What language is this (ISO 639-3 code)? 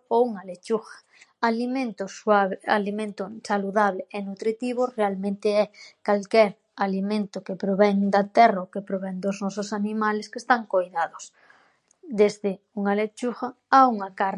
glg